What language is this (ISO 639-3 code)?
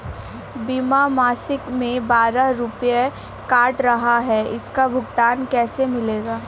hin